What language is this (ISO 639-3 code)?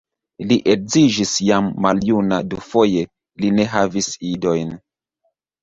epo